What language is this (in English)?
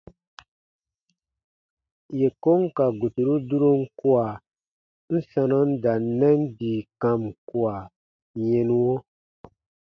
Baatonum